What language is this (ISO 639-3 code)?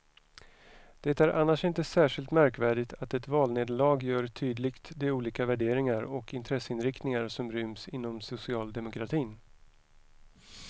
swe